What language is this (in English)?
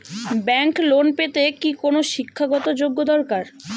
Bangla